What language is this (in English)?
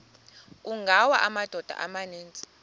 Xhosa